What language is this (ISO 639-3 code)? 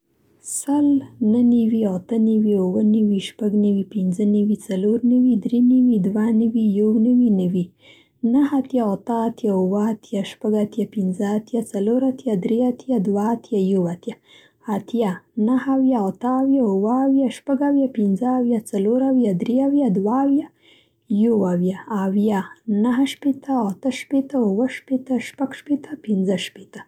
pst